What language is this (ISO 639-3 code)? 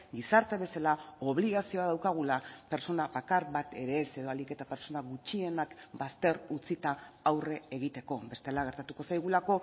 eus